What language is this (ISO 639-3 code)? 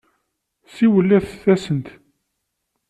kab